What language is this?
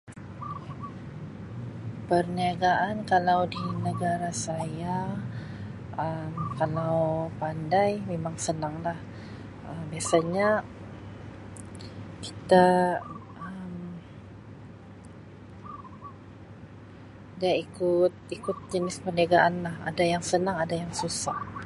Sabah Malay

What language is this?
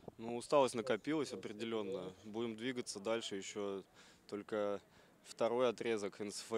Russian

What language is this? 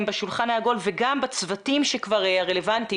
Hebrew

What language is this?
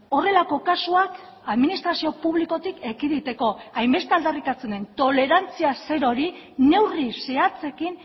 Basque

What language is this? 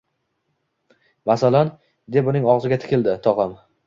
Uzbek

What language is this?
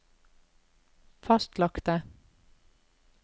Norwegian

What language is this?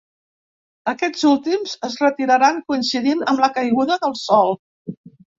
Catalan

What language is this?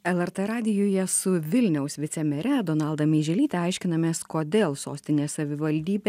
Lithuanian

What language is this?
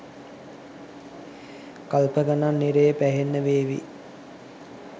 Sinhala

